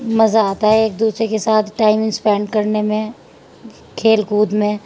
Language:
Urdu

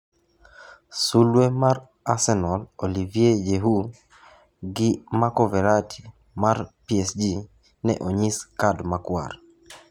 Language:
Luo (Kenya and Tanzania)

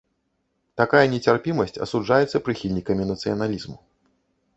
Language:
Belarusian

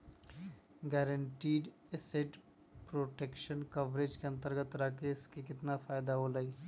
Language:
Magahi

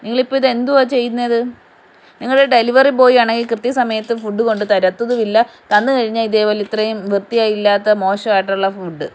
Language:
Malayalam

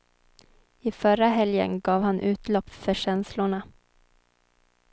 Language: Swedish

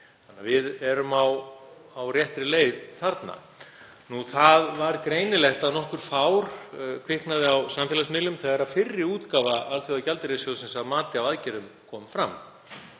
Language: Icelandic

